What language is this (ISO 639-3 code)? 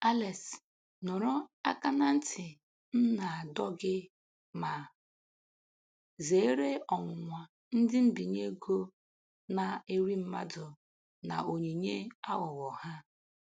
ibo